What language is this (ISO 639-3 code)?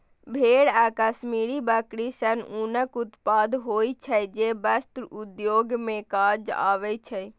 mai